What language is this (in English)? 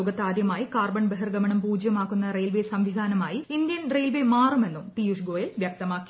Malayalam